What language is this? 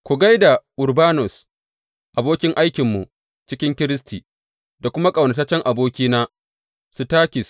Hausa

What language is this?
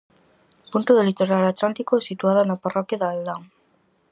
Galician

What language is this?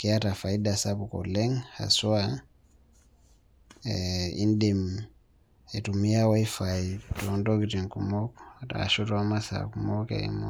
Masai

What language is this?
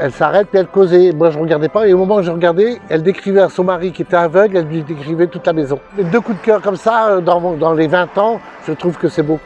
French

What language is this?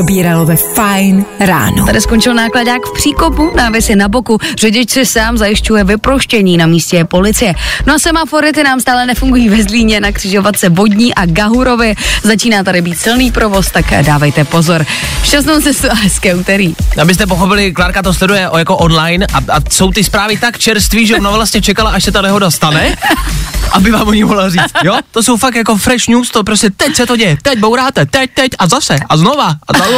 Czech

